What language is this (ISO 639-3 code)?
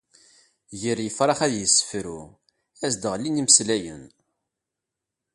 kab